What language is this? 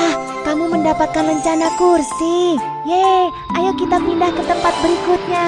Indonesian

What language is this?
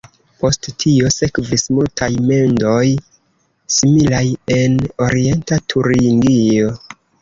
Esperanto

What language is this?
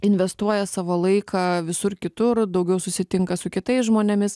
Lithuanian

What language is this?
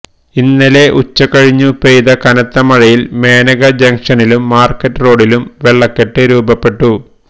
Malayalam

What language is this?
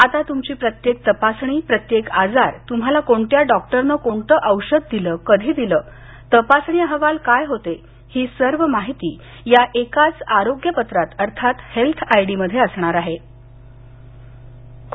Marathi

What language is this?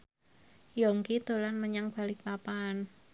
Javanese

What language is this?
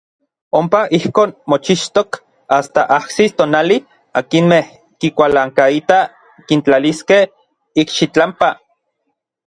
Orizaba Nahuatl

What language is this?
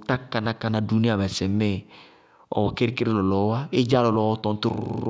Bago-Kusuntu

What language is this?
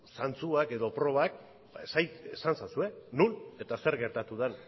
Basque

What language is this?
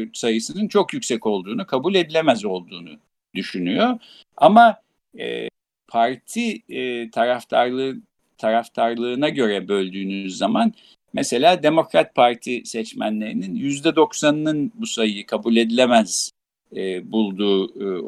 Turkish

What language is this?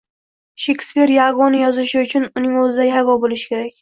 Uzbek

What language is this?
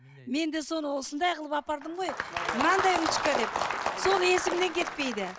Kazakh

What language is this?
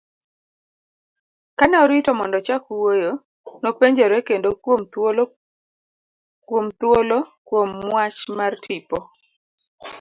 Luo (Kenya and Tanzania)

